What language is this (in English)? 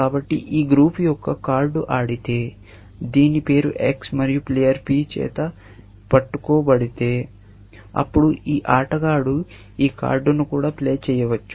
Telugu